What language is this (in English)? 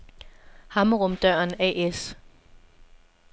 Danish